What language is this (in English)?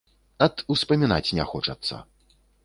Belarusian